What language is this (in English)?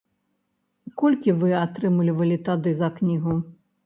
Belarusian